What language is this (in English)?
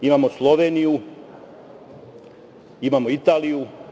Serbian